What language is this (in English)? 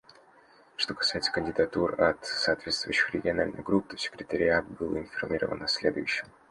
Russian